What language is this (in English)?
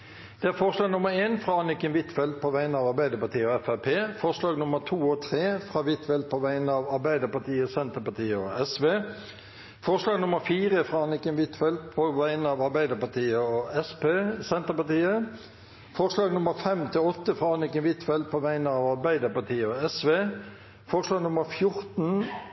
Norwegian Bokmål